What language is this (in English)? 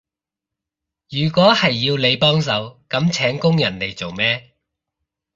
Cantonese